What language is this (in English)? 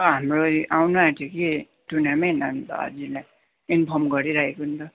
Nepali